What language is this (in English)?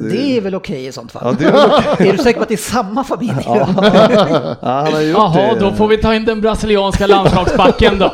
Swedish